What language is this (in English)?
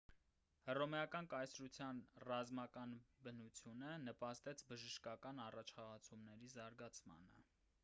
Armenian